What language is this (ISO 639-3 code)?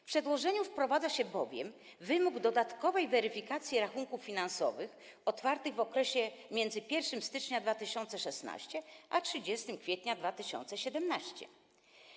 pol